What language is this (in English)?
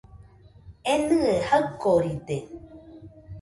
Nüpode Huitoto